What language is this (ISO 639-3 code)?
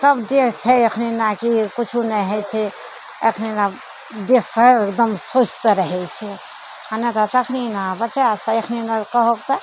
mai